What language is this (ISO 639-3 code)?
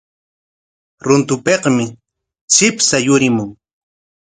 qwa